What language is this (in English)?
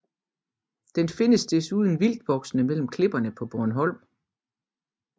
Danish